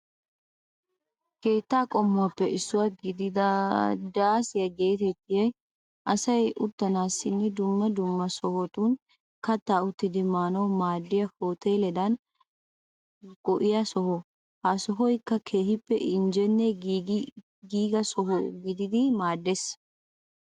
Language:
Wolaytta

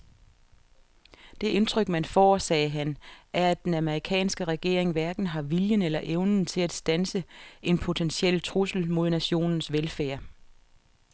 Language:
Danish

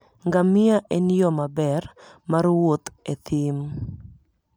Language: Luo (Kenya and Tanzania)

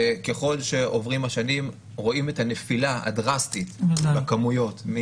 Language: Hebrew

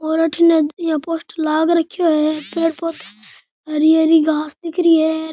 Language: Rajasthani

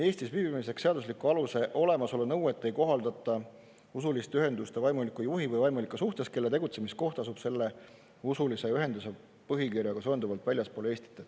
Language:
Estonian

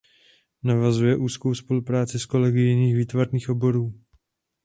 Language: Czech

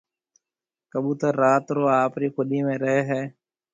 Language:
Marwari (Pakistan)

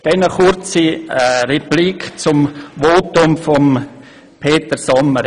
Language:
Swiss German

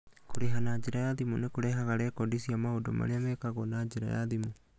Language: Kikuyu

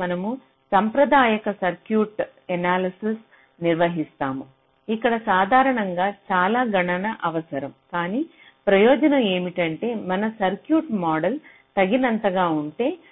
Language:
Telugu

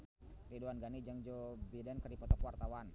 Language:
Sundanese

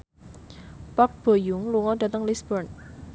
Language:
Javanese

